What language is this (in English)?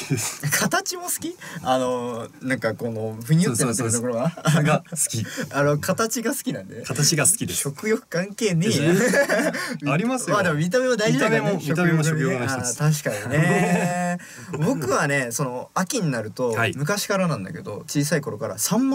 Japanese